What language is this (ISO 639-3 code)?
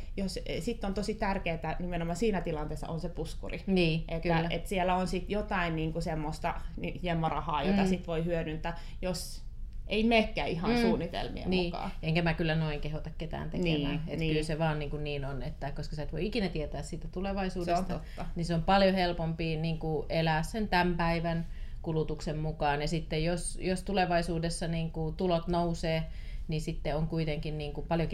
fin